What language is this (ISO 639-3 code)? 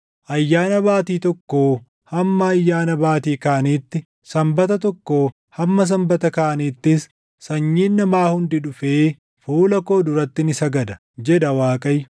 orm